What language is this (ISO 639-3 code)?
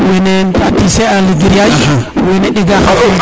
srr